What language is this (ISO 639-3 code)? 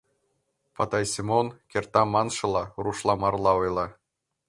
chm